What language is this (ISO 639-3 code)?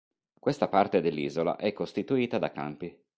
ita